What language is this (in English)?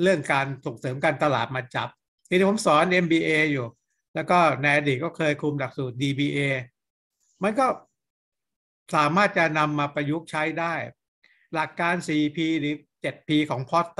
Thai